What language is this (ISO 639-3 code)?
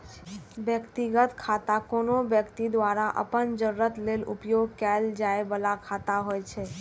mai